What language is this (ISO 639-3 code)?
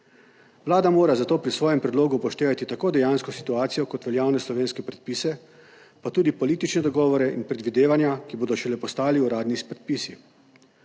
slv